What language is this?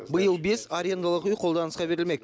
Kazakh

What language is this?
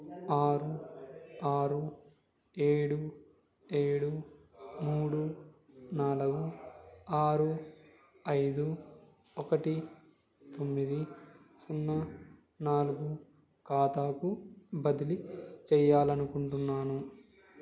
Telugu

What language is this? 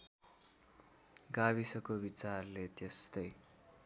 Nepali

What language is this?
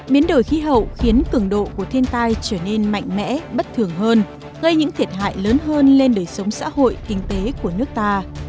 Vietnamese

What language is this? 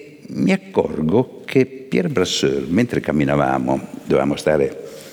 Italian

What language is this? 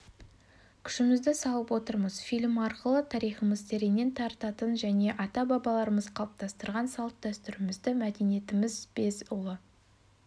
Kazakh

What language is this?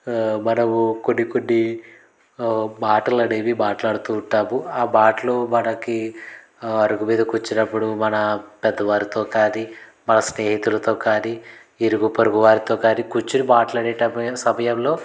Telugu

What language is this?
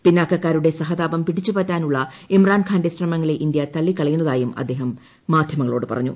Malayalam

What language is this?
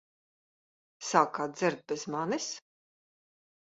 Latvian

